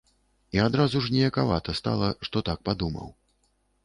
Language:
Belarusian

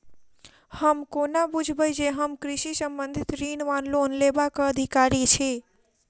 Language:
Maithili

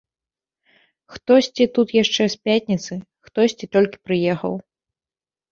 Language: Belarusian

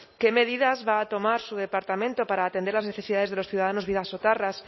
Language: Spanish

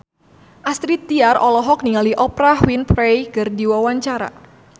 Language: Sundanese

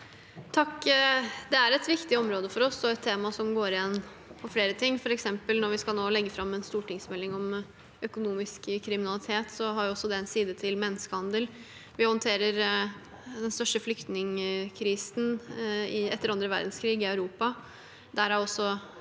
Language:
Norwegian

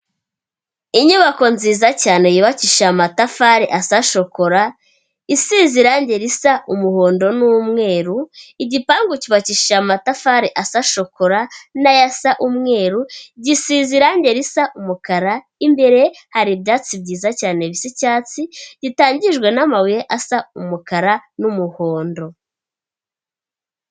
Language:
Kinyarwanda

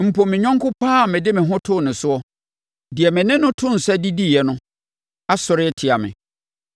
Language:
Akan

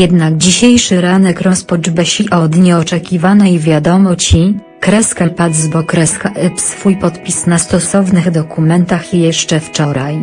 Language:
Polish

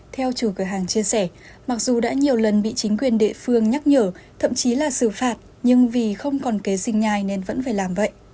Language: Vietnamese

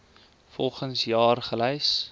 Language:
Afrikaans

